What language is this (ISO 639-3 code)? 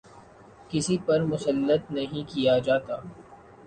urd